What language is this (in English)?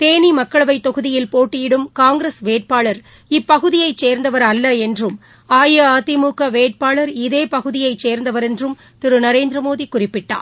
Tamil